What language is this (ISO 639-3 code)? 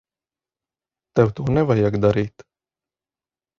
lav